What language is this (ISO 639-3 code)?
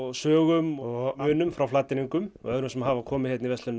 isl